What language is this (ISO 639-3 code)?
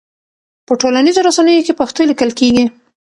pus